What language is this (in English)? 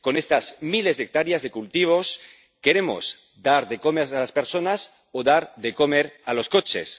Spanish